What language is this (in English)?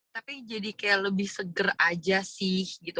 Indonesian